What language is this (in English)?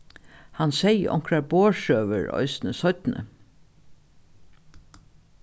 Faroese